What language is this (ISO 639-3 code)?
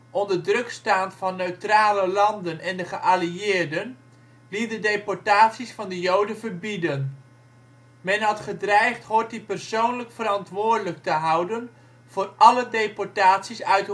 nld